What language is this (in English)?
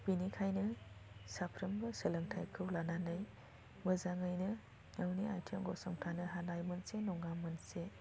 Bodo